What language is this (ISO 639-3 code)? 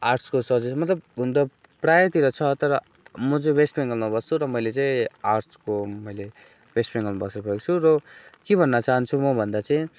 nep